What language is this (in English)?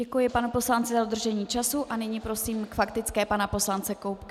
Czech